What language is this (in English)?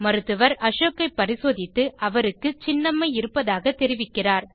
Tamil